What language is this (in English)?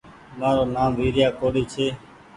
Goaria